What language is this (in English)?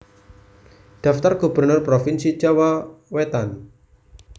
Javanese